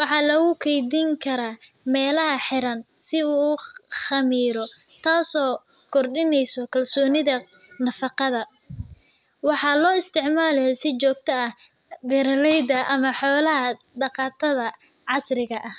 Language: Somali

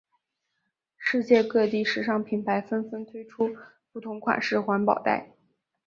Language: Chinese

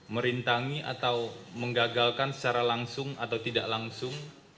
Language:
Indonesian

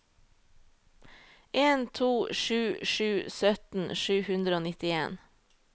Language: Norwegian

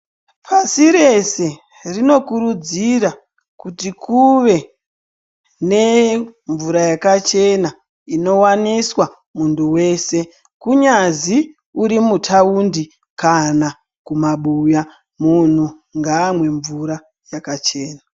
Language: Ndau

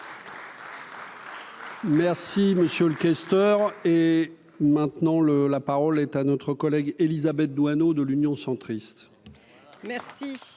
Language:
French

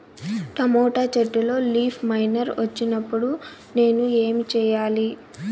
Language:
Telugu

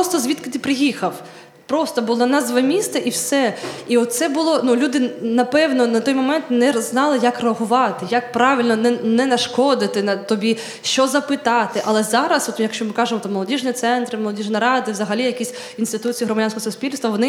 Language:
Ukrainian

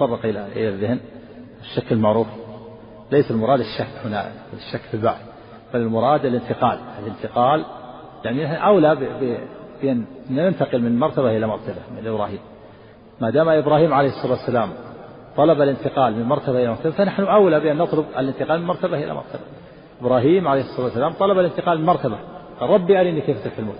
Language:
Arabic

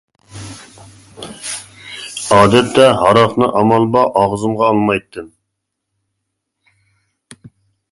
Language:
Uyghur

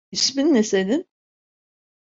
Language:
Turkish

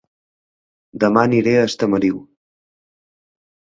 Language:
Catalan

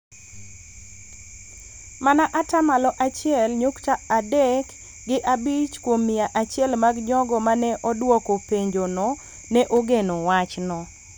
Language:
Luo (Kenya and Tanzania)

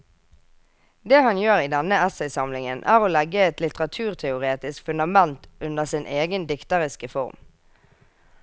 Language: Norwegian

